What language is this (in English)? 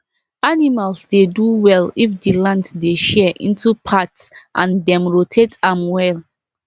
Nigerian Pidgin